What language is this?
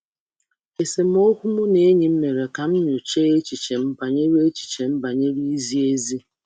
Igbo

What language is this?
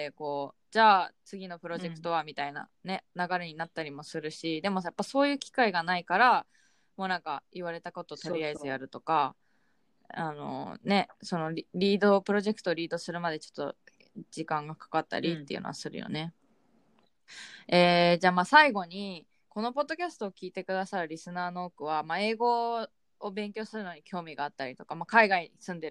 Japanese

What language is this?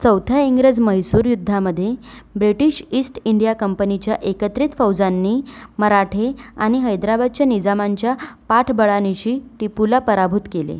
Marathi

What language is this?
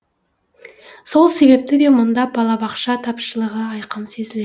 Kazakh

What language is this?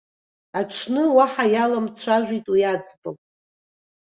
Abkhazian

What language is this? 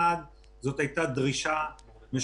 Hebrew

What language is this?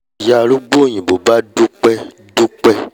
Yoruba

